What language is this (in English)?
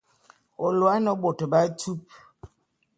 Bulu